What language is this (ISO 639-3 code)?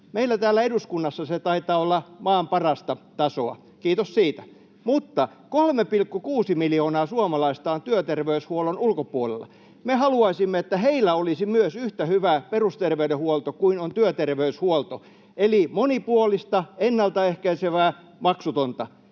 fin